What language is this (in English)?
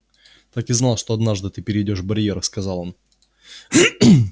Russian